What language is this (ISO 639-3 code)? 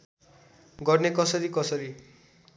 nep